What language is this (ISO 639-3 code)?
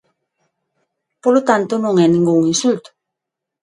glg